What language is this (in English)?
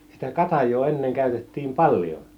Finnish